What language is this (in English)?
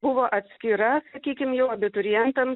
Lithuanian